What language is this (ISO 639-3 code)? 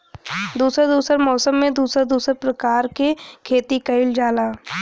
bho